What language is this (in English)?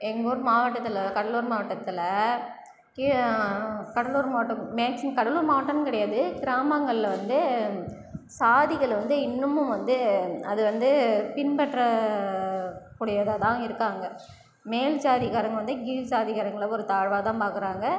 Tamil